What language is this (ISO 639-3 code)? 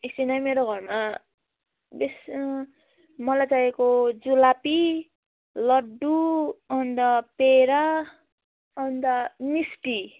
nep